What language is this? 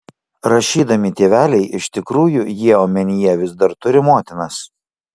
Lithuanian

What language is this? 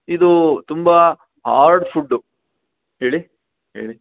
Kannada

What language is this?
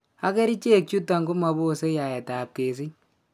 Kalenjin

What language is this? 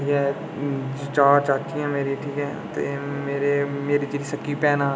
Dogri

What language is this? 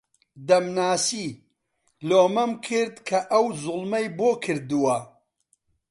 Central Kurdish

